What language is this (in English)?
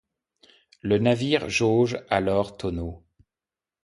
French